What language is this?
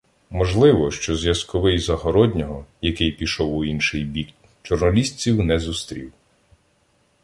Ukrainian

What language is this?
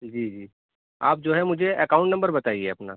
Urdu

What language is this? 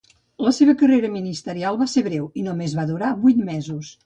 Catalan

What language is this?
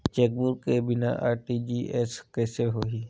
Chhattisgarhi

